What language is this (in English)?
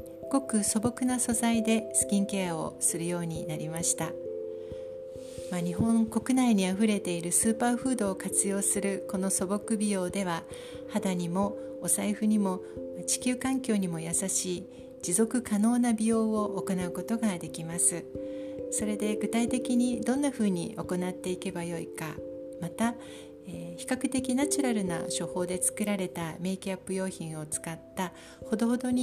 Japanese